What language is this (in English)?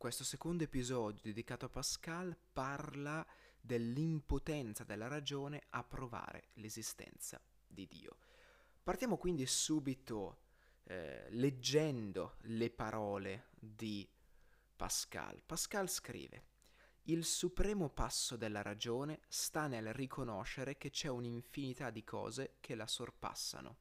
Italian